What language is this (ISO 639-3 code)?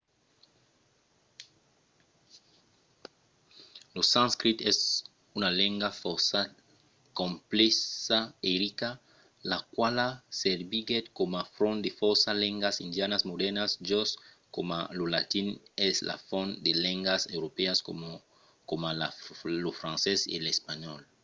oci